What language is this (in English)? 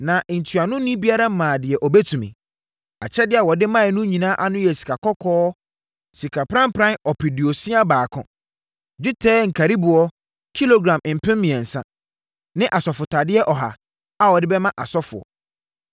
Akan